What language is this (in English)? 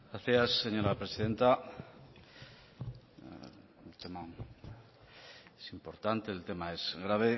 Spanish